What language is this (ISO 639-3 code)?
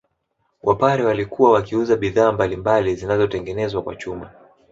swa